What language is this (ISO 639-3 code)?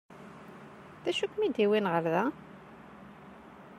kab